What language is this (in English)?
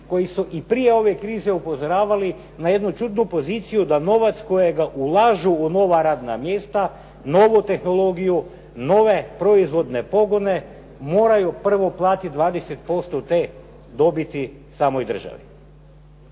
Croatian